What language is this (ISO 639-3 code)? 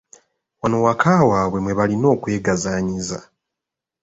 lug